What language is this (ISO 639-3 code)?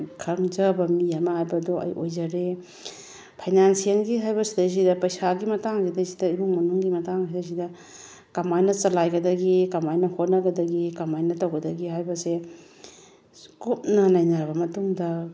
mni